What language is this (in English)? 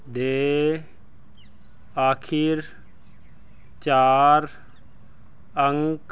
Punjabi